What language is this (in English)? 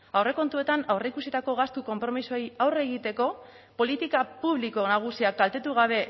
Basque